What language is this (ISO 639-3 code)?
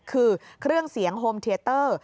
tha